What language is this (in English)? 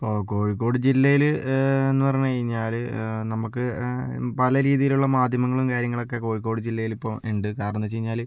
Malayalam